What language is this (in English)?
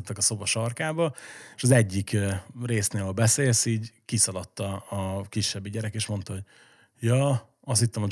Hungarian